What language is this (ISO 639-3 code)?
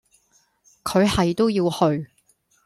yue